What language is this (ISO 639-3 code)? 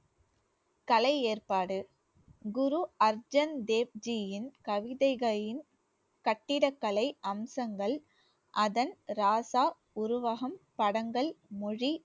tam